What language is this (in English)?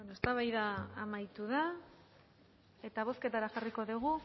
Basque